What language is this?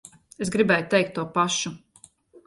Latvian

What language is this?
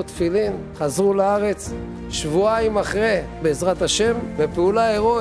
Hebrew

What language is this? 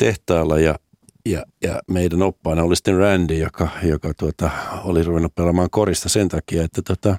Finnish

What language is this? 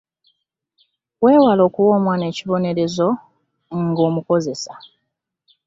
Ganda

